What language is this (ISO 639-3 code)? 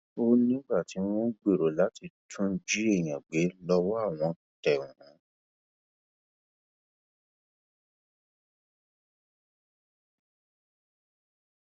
yor